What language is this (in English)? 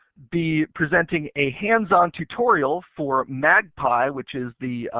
English